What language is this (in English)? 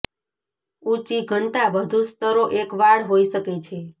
Gujarati